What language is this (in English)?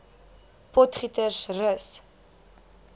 Afrikaans